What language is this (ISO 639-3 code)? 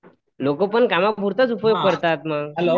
mar